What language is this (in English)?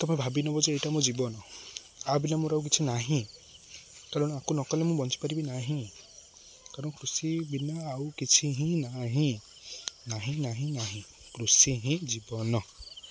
Odia